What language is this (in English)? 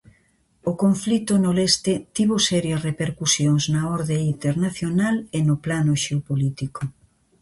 Galician